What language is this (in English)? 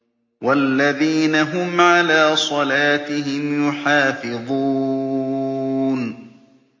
Arabic